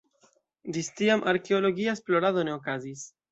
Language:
Esperanto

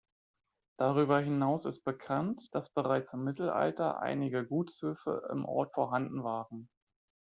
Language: German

